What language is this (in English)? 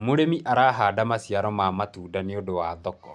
Kikuyu